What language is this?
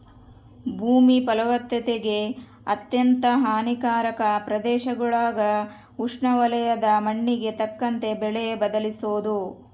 Kannada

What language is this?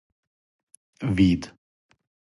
Serbian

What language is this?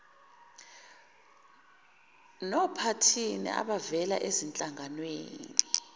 Zulu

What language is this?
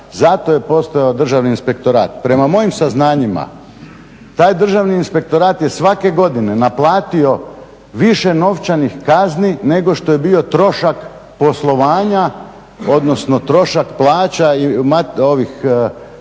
Croatian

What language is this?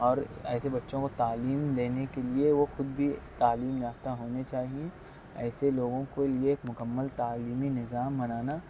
Urdu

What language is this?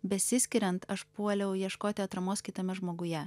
Lithuanian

